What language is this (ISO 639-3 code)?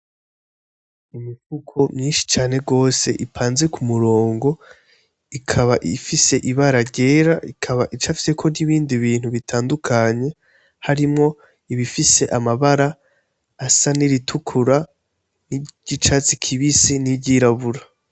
run